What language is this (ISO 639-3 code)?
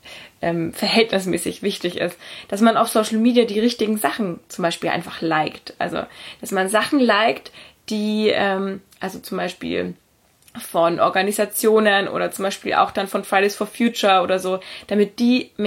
deu